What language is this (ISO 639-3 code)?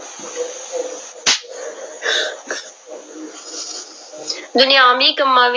pan